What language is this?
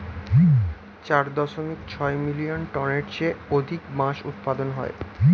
Bangla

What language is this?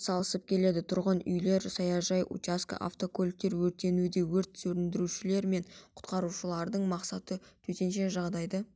Kazakh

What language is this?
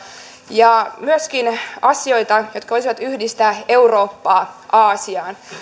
Finnish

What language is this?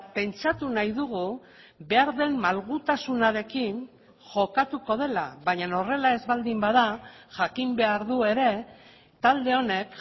Basque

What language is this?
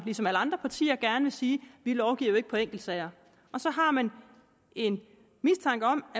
Danish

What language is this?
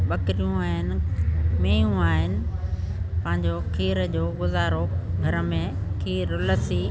Sindhi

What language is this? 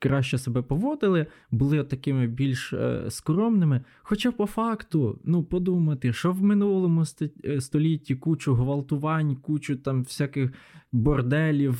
Ukrainian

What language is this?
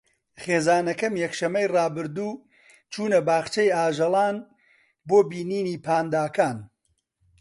Central Kurdish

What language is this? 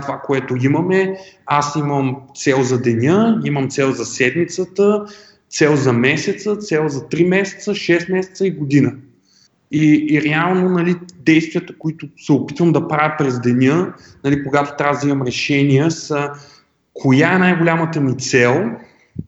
Bulgarian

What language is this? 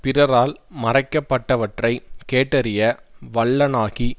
Tamil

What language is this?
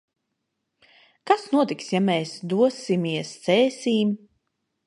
Latvian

